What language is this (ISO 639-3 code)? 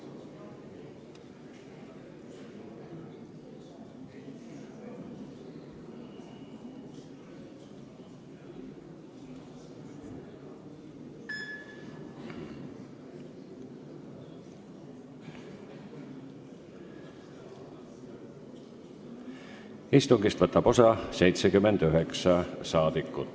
est